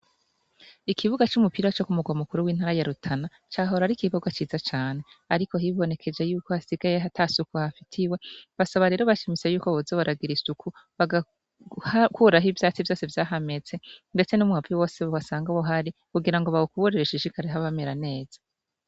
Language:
Rundi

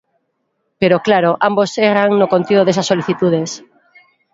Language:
Galician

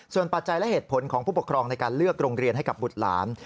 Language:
Thai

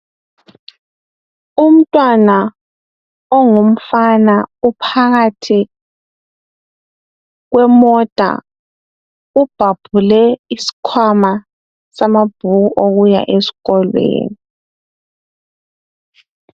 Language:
North Ndebele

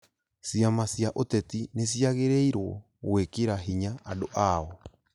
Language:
Kikuyu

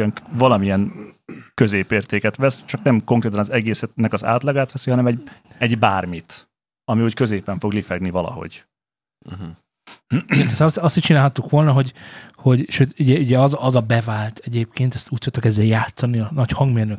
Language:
Hungarian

